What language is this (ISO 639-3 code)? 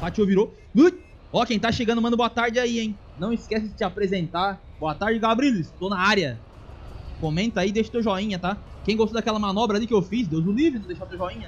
por